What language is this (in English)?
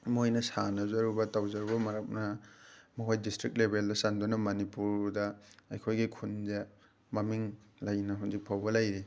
Manipuri